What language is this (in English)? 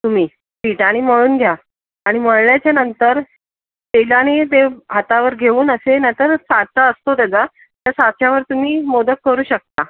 Marathi